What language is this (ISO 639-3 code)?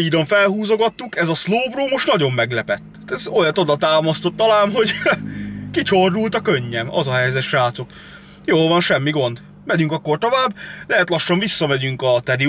hun